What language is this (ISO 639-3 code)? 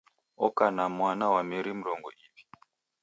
dav